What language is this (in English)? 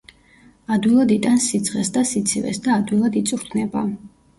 Georgian